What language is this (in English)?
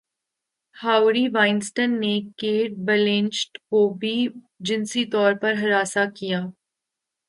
Urdu